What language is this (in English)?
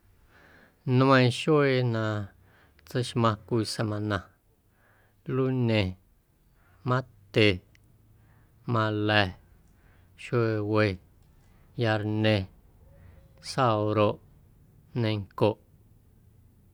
Guerrero Amuzgo